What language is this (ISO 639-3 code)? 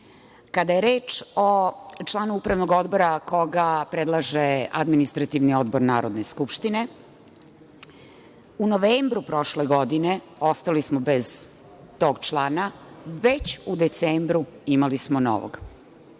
srp